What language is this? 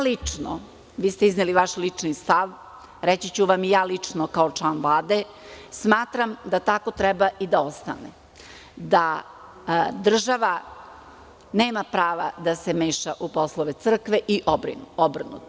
Serbian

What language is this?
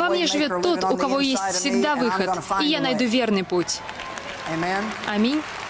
Russian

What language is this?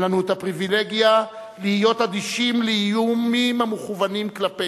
Hebrew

